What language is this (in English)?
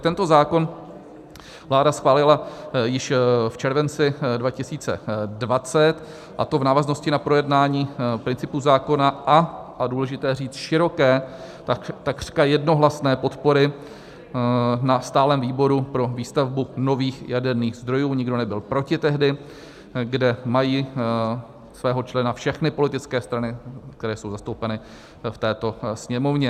Czech